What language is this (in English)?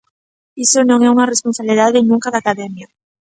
Galician